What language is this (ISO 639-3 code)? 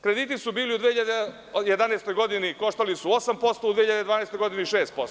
srp